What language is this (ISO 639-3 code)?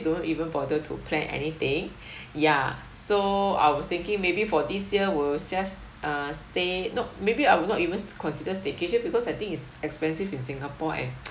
eng